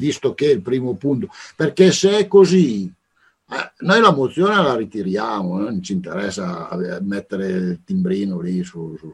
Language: Italian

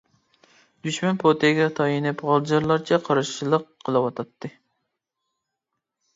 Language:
Uyghur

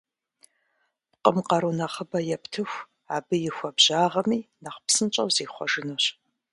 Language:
Kabardian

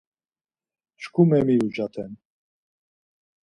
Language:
Laz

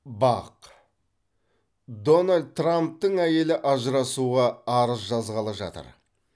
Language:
Kazakh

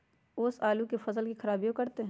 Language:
Magahi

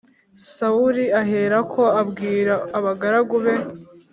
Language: Kinyarwanda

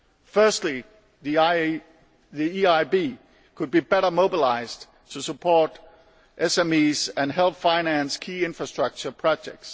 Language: English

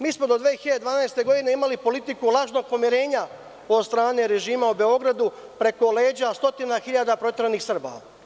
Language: Serbian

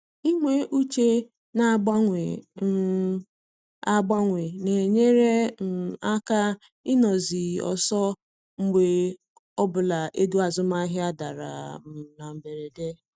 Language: Igbo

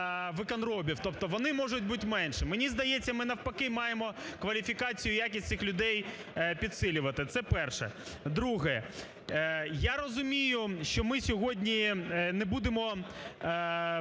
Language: Ukrainian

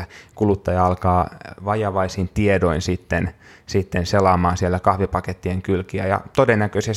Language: Finnish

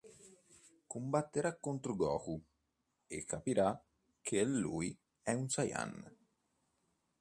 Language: Italian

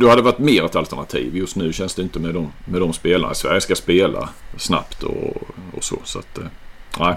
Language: Swedish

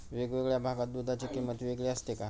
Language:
Marathi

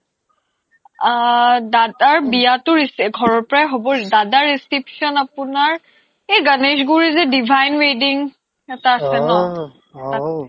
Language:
Assamese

